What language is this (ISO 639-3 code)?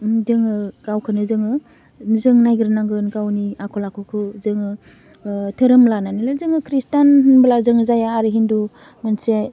brx